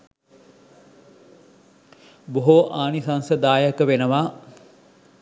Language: Sinhala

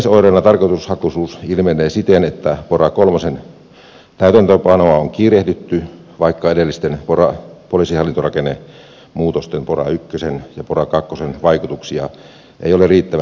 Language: Finnish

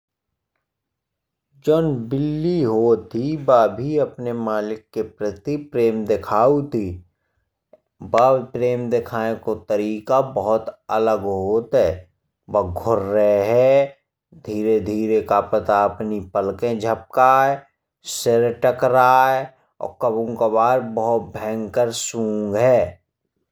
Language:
Bundeli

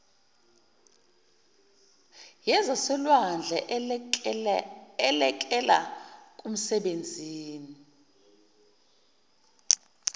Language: Zulu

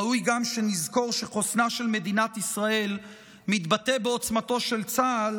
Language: Hebrew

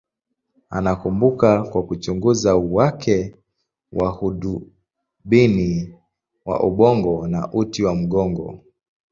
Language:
Swahili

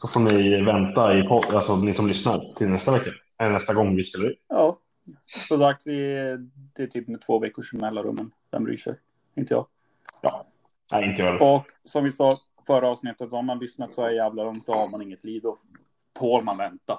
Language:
Swedish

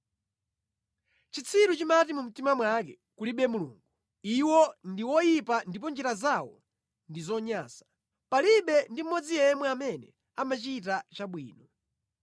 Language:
Nyanja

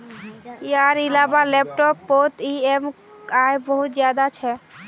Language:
Magahi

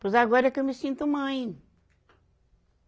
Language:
Portuguese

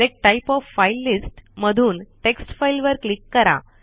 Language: Marathi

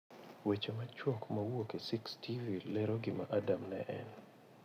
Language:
Luo (Kenya and Tanzania)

